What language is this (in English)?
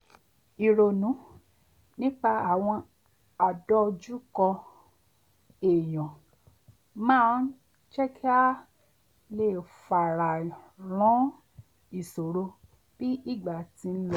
Yoruba